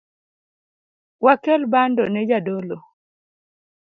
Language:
Luo (Kenya and Tanzania)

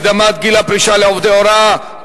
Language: Hebrew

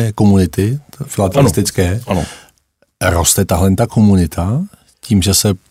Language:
Czech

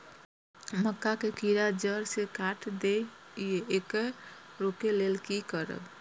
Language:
Maithili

